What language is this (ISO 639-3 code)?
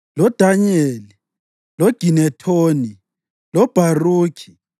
nde